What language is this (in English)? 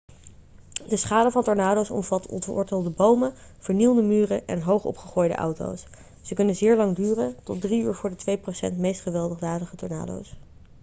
Dutch